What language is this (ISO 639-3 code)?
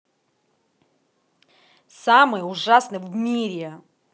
rus